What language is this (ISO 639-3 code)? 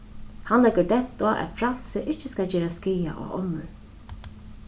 fao